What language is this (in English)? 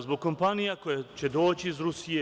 Serbian